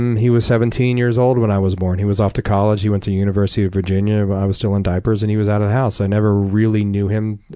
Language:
English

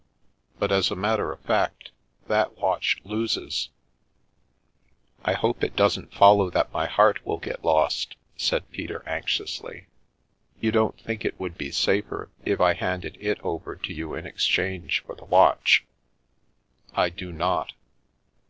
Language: English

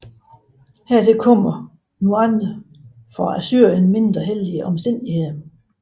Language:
Danish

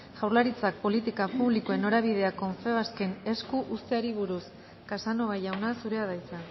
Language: Basque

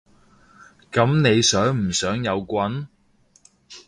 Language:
Cantonese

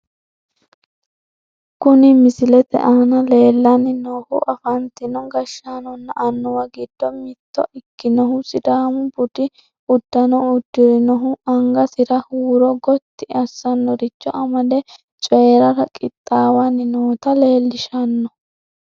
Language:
Sidamo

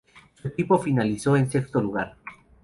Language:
Spanish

